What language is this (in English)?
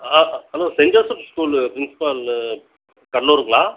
Tamil